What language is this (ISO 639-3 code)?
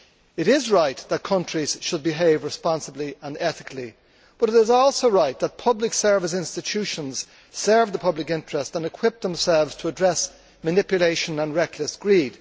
eng